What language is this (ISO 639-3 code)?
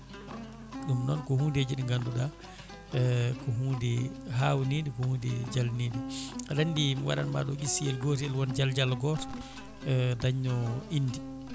ful